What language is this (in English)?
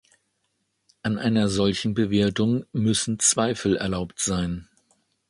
German